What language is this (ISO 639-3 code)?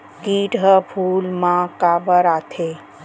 hne